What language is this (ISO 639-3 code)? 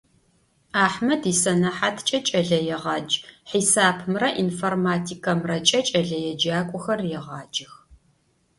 ady